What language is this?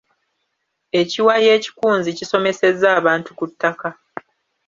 Ganda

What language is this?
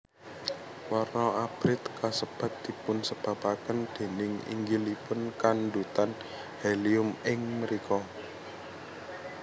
Javanese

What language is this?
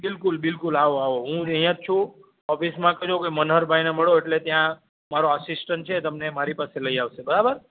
Gujarati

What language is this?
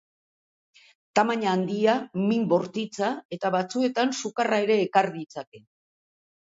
Basque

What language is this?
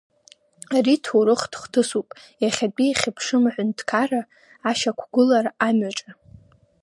Abkhazian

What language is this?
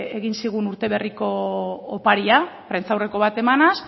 Basque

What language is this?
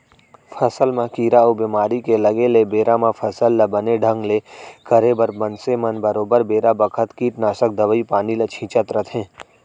Chhattisgarhi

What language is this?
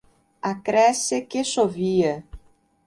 Portuguese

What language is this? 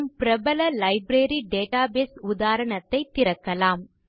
Tamil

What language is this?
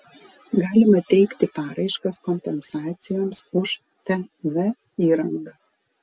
Lithuanian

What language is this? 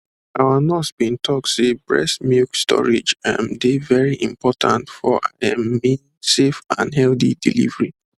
Nigerian Pidgin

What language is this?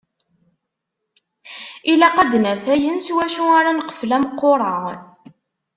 Kabyle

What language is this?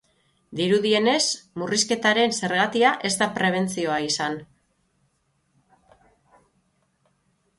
Basque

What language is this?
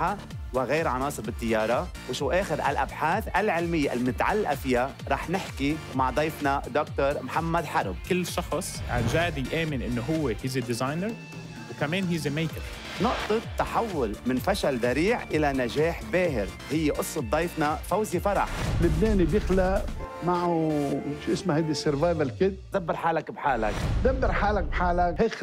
Arabic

